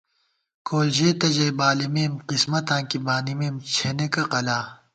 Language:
Gawar-Bati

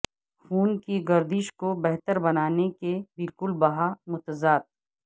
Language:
Urdu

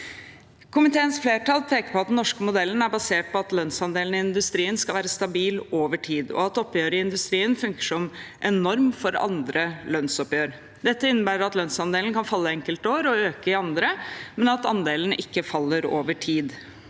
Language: Norwegian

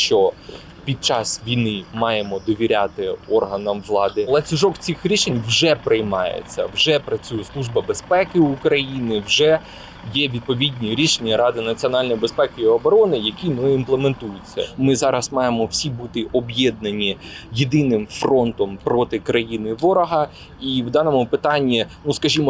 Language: Ukrainian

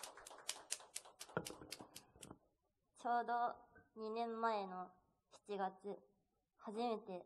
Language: Japanese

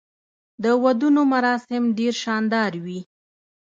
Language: Pashto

